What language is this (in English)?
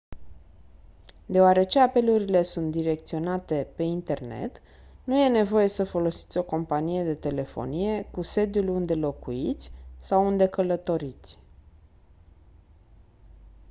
Romanian